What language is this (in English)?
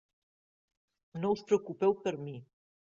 Catalan